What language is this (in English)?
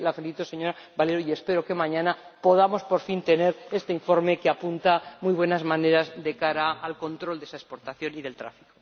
Spanish